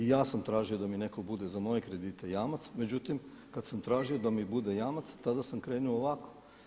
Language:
Croatian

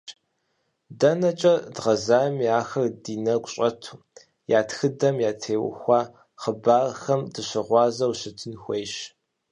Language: Kabardian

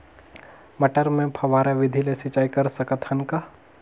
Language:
Chhattisgarhi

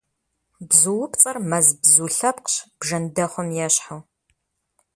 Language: Kabardian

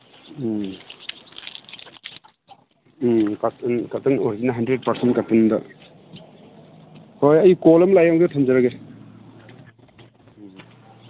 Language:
Manipuri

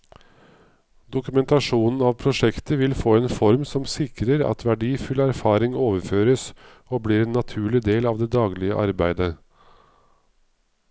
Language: Norwegian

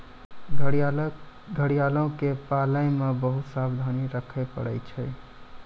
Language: Maithili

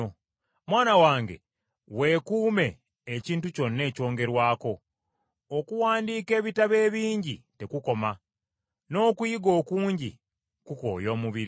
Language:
Ganda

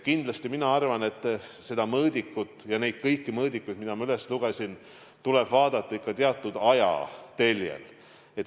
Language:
Estonian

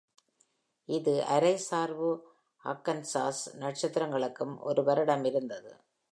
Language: Tamil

